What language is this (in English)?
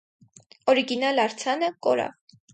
Armenian